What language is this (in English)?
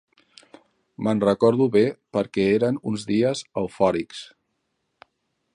Catalan